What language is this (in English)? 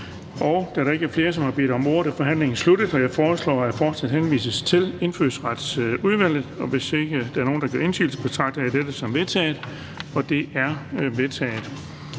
Danish